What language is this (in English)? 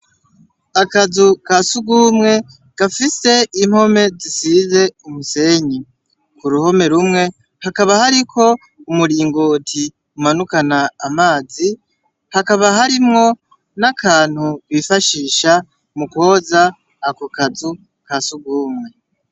Rundi